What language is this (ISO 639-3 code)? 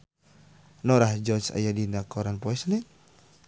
sun